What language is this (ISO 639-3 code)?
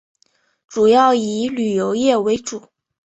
zho